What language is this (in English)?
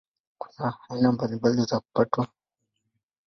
Swahili